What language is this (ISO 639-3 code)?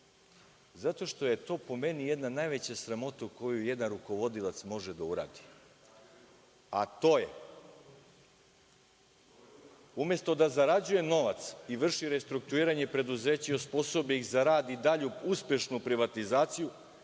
srp